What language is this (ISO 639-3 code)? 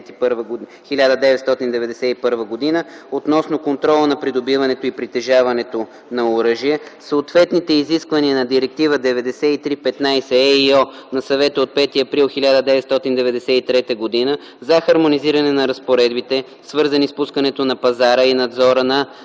bul